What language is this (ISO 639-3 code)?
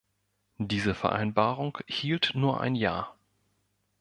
deu